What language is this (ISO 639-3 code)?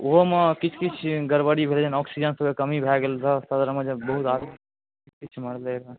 mai